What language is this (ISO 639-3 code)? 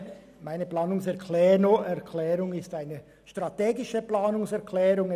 gsw